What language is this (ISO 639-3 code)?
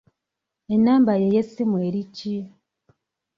lug